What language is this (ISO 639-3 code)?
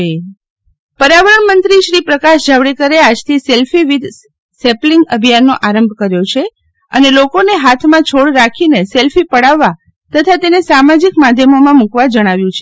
guj